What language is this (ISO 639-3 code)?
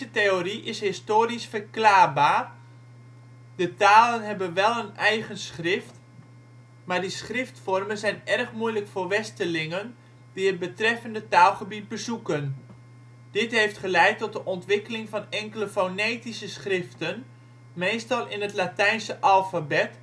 nld